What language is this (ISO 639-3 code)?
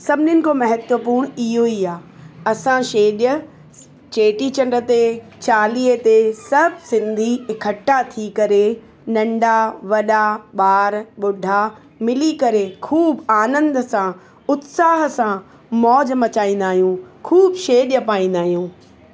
snd